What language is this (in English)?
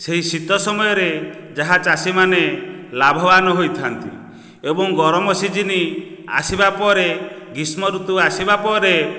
Odia